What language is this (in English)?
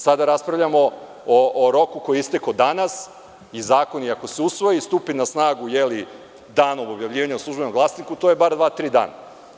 Serbian